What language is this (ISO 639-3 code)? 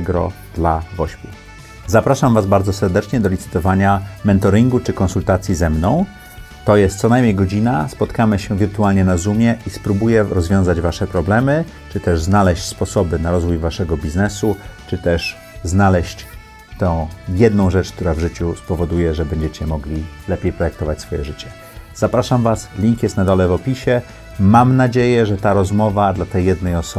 pol